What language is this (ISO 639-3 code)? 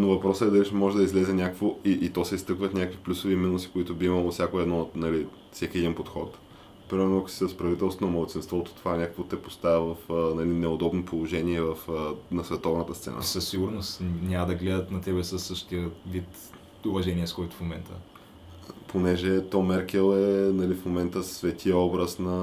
bul